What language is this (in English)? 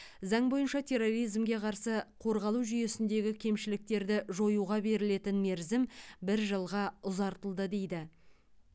Kazakh